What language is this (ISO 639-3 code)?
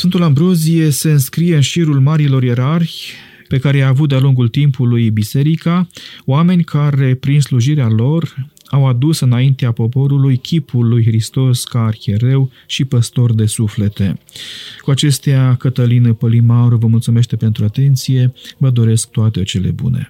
ron